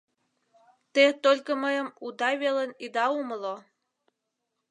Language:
Mari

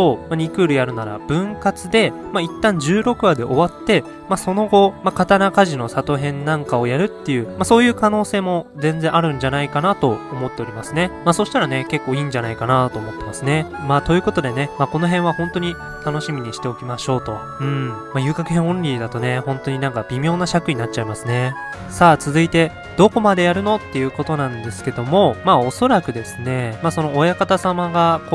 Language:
Japanese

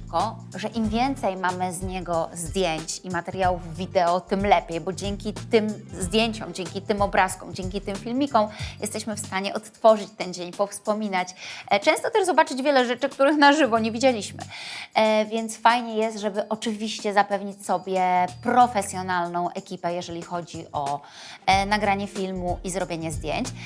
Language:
Polish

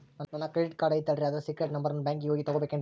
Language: Kannada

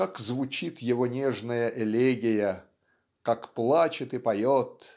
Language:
Russian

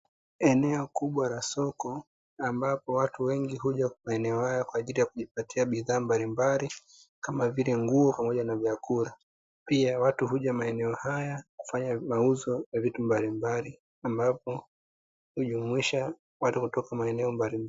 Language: Swahili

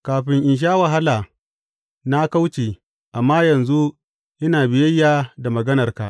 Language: Hausa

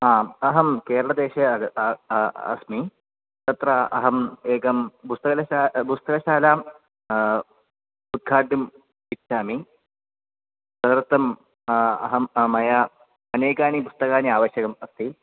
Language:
Sanskrit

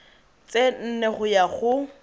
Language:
Tswana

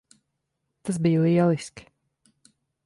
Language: Latvian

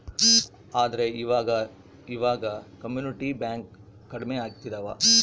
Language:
Kannada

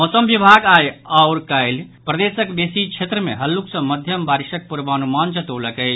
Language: Maithili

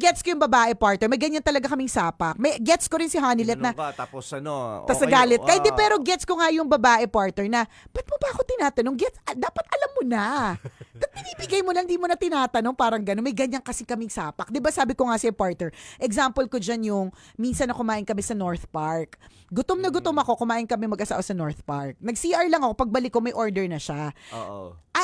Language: Filipino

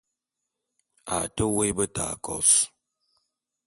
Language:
Bulu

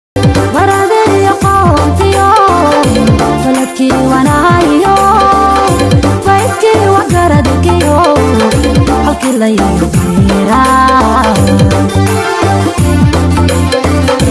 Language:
Somali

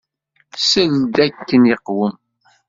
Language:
Kabyle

